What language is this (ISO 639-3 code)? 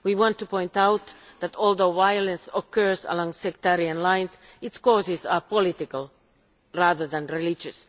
eng